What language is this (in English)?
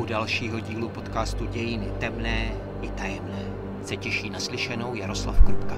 Czech